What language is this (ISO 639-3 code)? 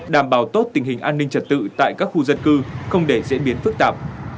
vie